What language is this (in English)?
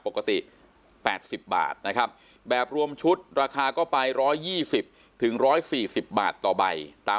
Thai